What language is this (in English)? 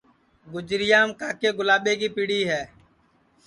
Sansi